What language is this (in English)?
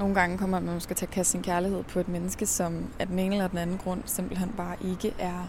Danish